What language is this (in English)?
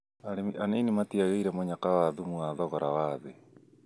Kikuyu